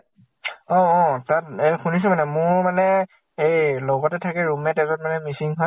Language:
Assamese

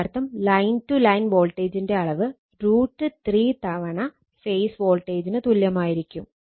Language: Malayalam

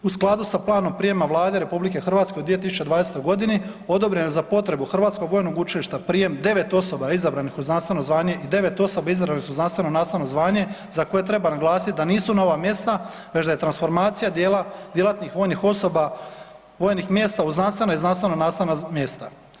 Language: Croatian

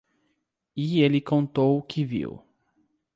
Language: Portuguese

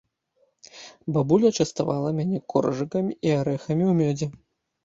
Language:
Belarusian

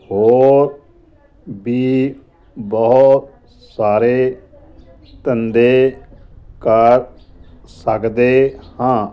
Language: Punjabi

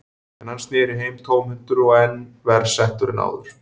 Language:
Icelandic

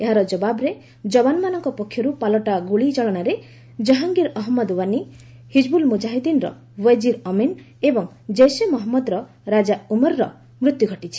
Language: Odia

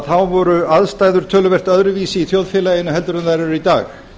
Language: Icelandic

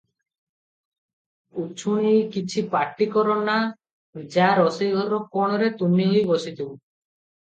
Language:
Odia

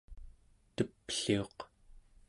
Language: Central Yupik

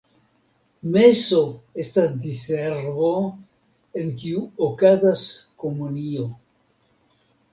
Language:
Esperanto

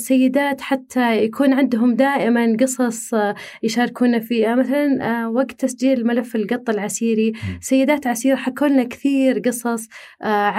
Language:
Arabic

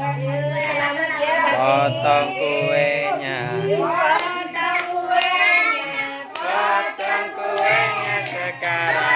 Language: Indonesian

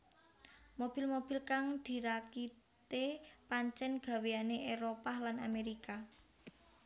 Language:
Javanese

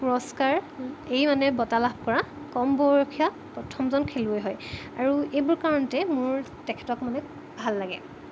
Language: Assamese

